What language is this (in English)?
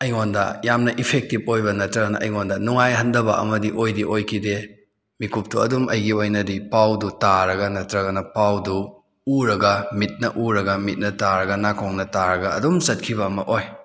Manipuri